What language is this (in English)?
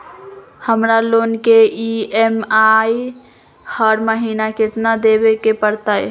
Magahi